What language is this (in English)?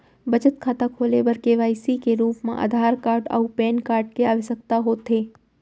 Chhattisgarhi